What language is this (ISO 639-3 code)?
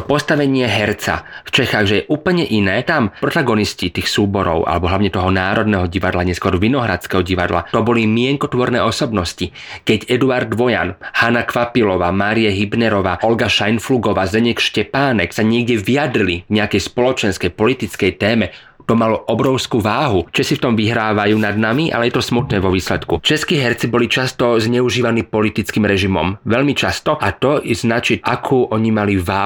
slk